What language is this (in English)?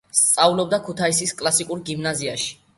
Georgian